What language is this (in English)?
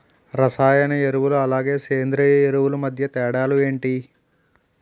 Telugu